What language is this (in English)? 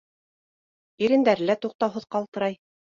Bashkir